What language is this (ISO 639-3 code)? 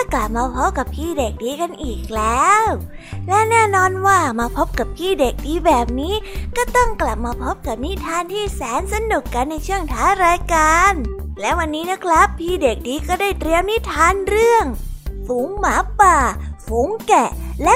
tha